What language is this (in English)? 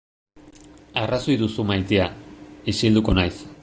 Basque